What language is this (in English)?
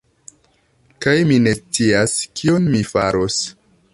Esperanto